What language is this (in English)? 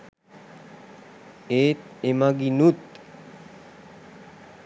Sinhala